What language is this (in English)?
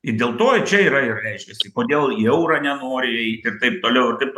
Lithuanian